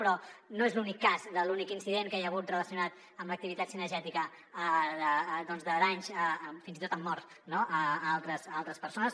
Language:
Catalan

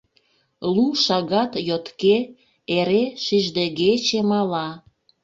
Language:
Mari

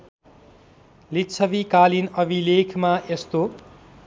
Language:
Nepali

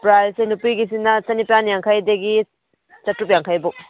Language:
Manipuri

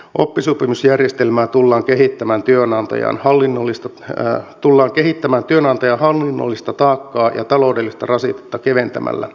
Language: Finnish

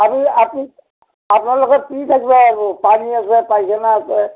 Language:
Assamese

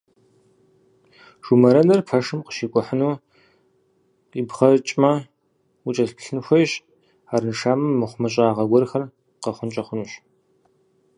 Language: Kabardian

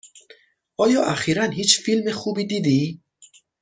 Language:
Persian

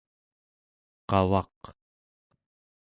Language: Central Yupik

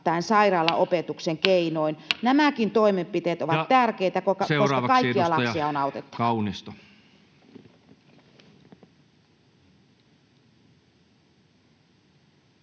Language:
Finnish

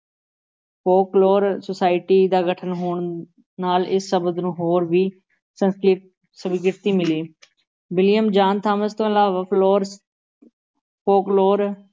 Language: Punjabi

